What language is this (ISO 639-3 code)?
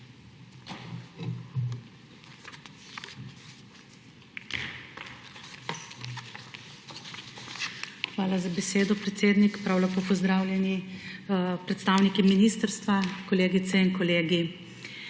slv